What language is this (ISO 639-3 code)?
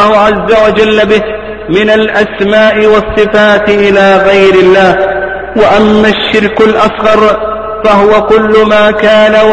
ara